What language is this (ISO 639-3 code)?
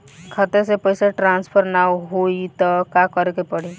bho